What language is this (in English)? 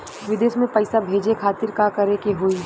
Bhojpuri